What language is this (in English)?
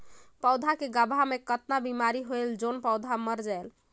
Chhattisgarhi